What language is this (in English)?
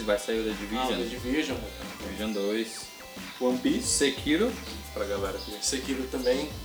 Portuguese